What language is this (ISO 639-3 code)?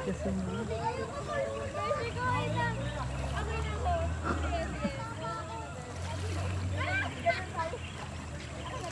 fil